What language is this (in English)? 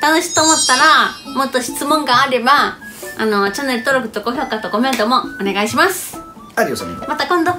Japanese